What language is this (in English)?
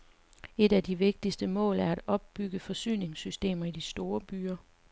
Danish